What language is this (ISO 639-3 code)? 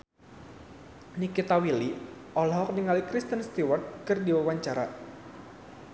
sun